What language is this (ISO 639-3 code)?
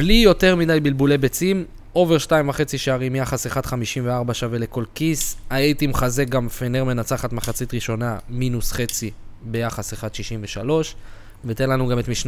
heb